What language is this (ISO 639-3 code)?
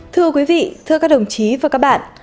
vie